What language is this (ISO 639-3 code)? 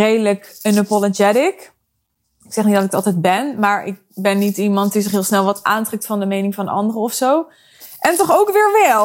nld